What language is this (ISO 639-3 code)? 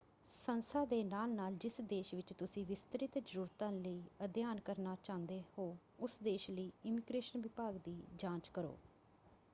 pan